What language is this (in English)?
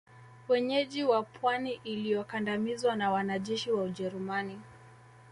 Swahili